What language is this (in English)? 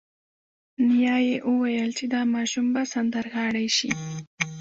Pashto